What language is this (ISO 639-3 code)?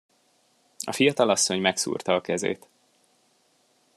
hun